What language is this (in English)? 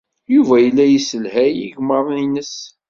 Kabyle